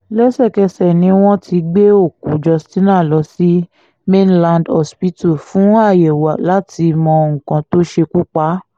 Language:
Yoruba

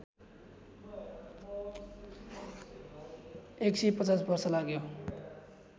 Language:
Nepali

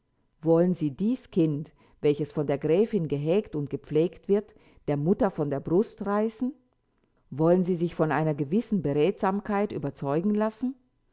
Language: German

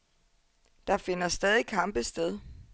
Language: Danish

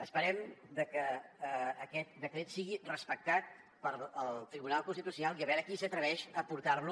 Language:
Catalan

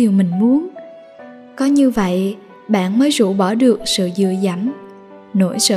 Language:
Vietnamese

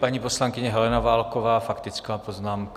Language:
Czech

